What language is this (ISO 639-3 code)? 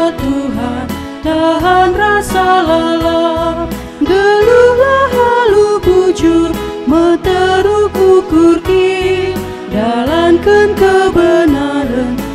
ind